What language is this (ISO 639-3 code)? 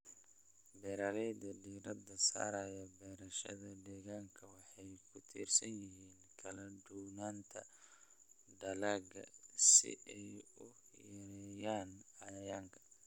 som